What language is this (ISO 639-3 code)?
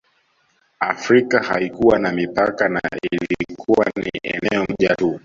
swa